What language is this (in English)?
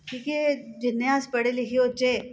Dogri